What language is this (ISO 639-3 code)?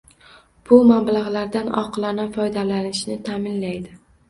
uzb